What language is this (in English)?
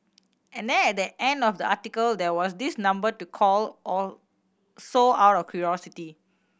English